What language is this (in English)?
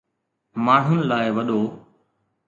Sindhi